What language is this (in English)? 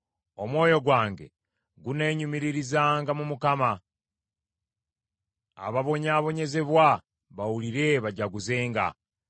Ganda